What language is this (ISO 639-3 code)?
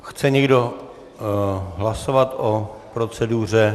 ces